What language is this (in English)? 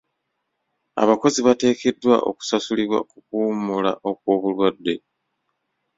Ganda